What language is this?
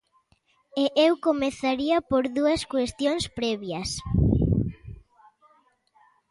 Galician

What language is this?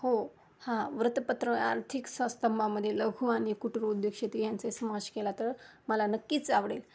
Marathi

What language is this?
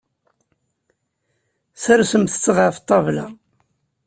Kabyle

